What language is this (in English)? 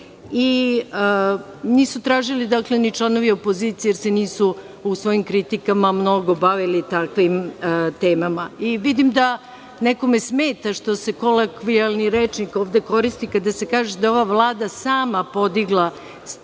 Serbian